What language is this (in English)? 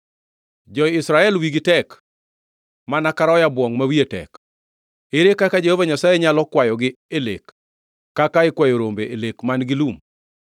Luo (Kenya and Tanzania)